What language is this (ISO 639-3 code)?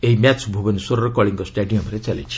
ori